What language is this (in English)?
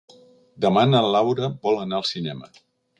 Catalan